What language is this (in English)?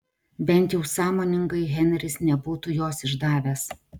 Lithuanian